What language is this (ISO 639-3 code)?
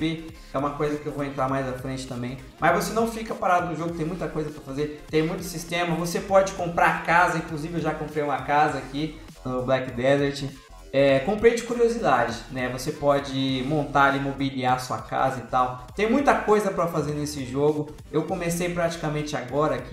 por